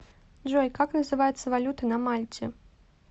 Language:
Russian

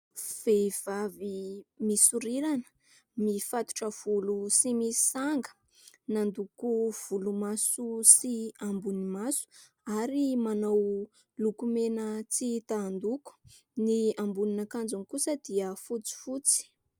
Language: Malagasy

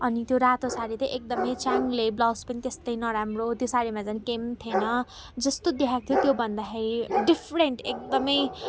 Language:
Nepali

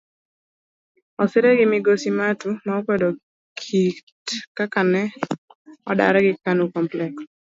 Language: Luo (Kenya and Tanzania)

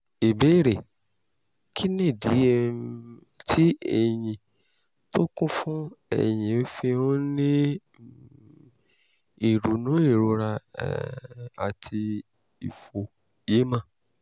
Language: Yoruba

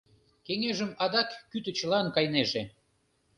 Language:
Mari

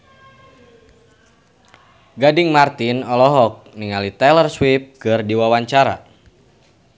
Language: Sundanese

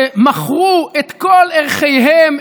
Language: Hebrew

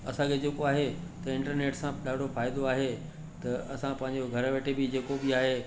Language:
Sindhi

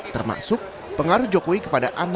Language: Indonesian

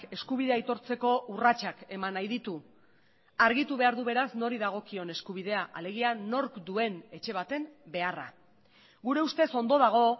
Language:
Basque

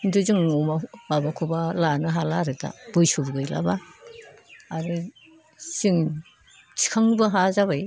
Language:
Bodo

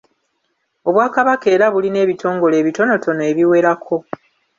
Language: Ganda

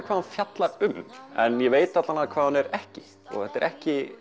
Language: Icelandic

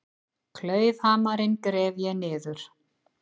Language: Icelandic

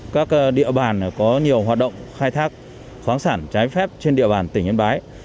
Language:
Vietnamese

